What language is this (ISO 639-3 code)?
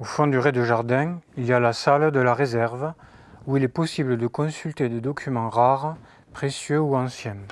fra